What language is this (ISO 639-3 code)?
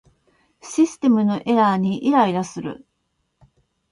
jpn